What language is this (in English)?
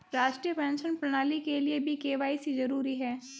Hindi